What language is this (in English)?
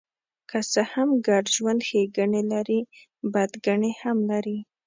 Pashto